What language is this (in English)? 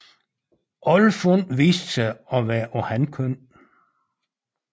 Danish